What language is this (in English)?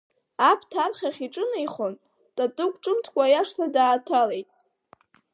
Abkhazian